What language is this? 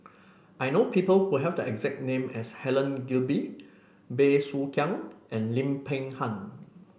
English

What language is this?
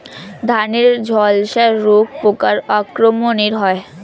Bangla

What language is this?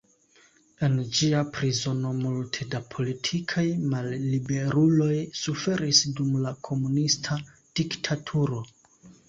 Esperanto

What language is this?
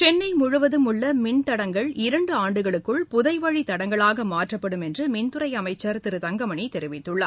Tamil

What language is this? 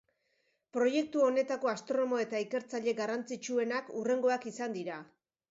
Basque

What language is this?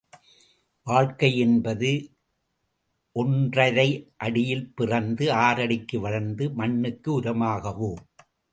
Tamil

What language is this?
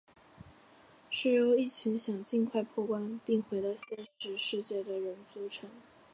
Chinese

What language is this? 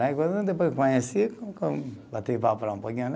Portuguese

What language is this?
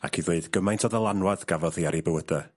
Welsh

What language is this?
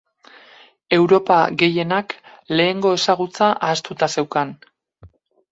Basque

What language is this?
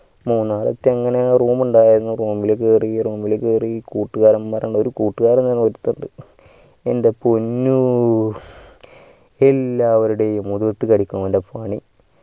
Malayalam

